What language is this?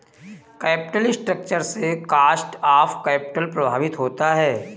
Hindi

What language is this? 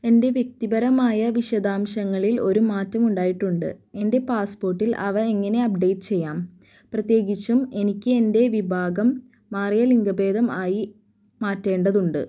Malayalam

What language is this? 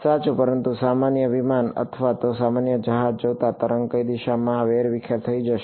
Gujarati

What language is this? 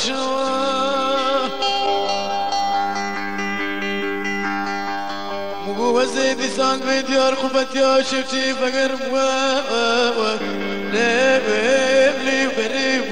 Arabic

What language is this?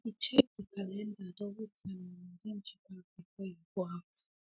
Nigerian Pidgin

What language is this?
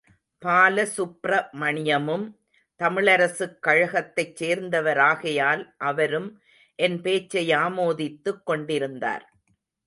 Tamil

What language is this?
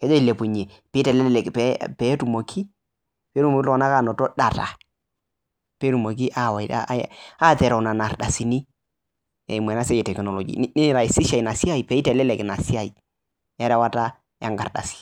Masai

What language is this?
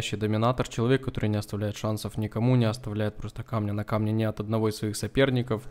Russian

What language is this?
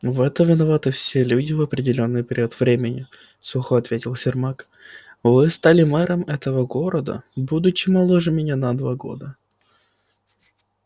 Russian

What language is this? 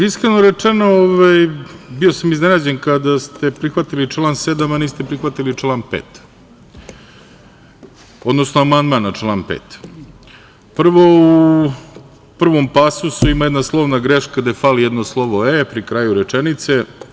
Serbian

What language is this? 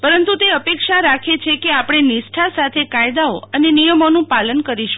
Gujarati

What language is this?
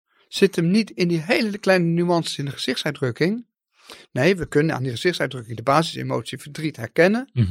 Dutch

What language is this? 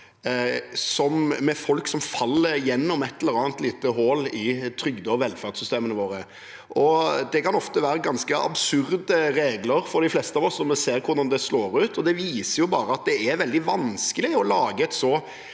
Norwegian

